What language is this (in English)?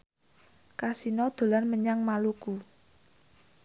Javanese